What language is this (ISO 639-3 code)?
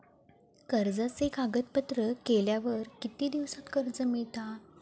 mar